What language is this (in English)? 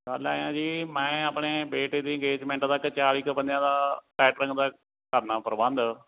Punjabi